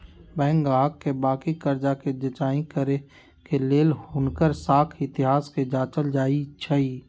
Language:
Magahi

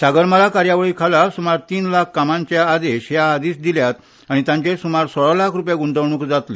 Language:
Konkani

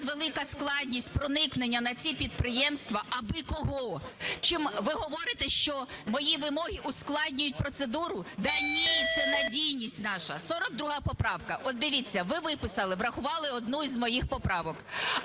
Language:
Ukrainian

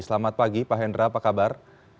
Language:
Indonesian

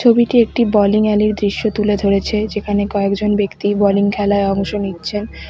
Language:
Bangla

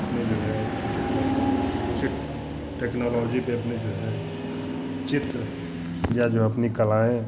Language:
Hindi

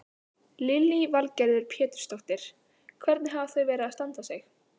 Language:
Icelandic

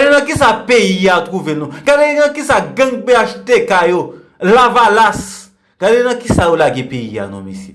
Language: French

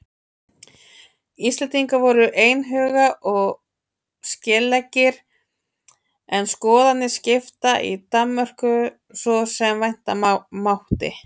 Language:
Icelandic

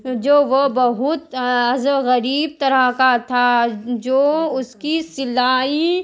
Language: Urdu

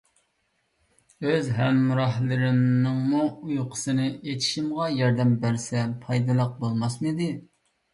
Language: Uyghur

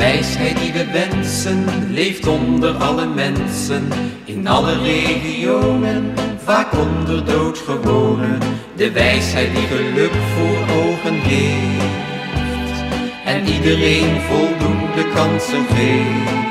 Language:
Dutch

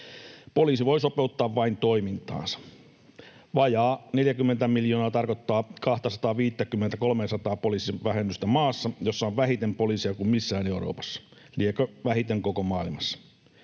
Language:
Finnish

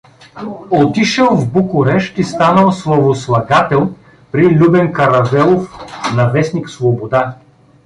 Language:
Bulgarian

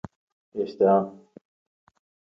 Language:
Central Kurdish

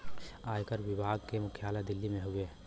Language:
Bhojpuri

